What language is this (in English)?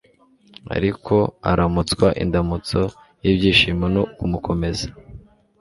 Kinyarwanda